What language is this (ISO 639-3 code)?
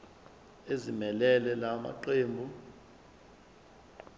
zul